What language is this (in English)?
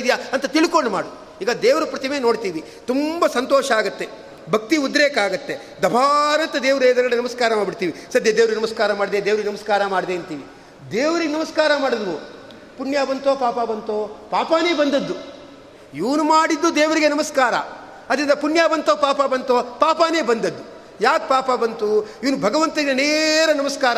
Kannada